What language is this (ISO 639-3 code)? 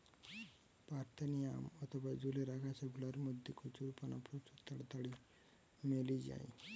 ben